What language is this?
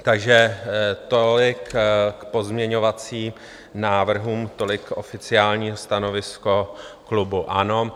Czech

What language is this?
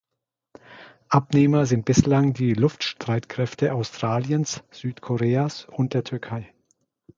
German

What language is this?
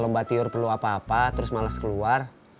Indonesian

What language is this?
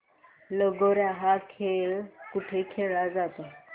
Marathi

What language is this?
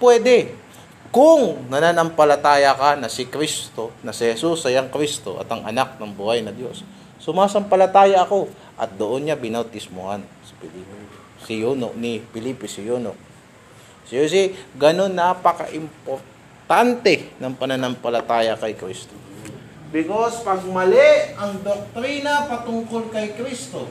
Filipino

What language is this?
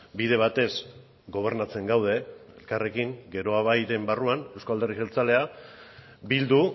Basque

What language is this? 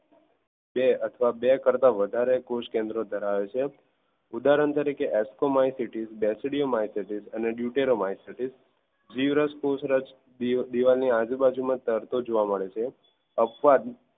Gujarati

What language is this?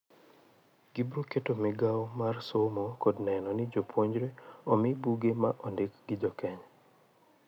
Luo (Kenya and Tanzania)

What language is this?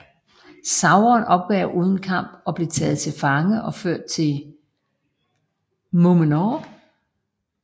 Danish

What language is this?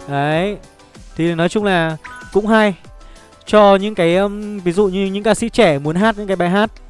Vietnamese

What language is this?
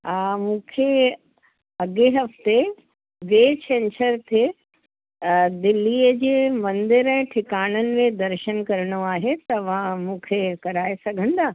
Sindhi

